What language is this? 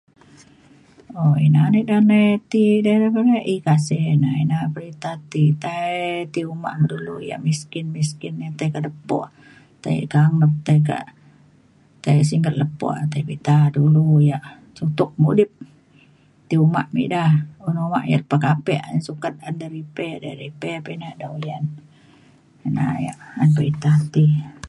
Mainstream Kenyah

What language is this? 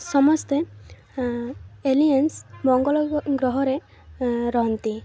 Odia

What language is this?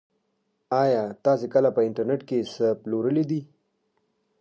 Pashto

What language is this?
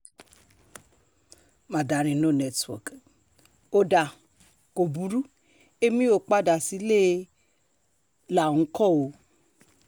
Yoruba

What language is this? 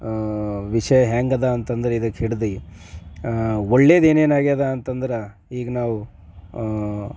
Kannada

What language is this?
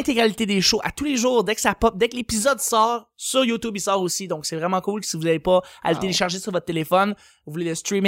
French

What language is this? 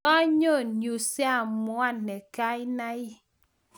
Kalenjin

